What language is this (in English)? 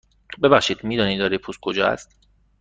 Persian